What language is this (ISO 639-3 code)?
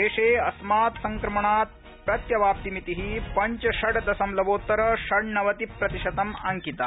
san